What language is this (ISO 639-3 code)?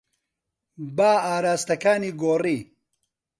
ckb